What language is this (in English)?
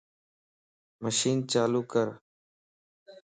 Lasi